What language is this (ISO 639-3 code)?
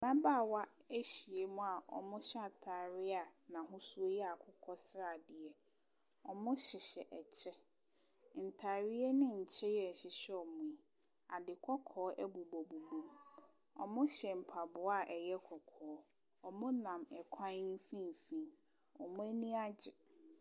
aka